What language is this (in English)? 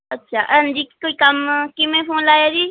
Punjabi